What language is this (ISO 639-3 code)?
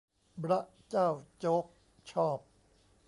tha